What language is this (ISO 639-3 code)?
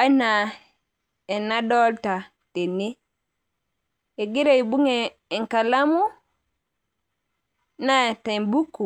mas